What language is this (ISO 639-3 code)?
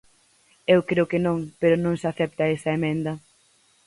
glg